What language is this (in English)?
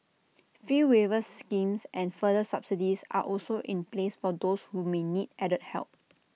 English